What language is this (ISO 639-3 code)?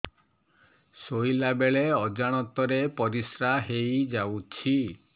ori